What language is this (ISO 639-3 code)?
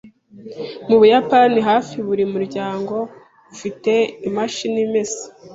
kin